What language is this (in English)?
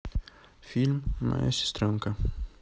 Russian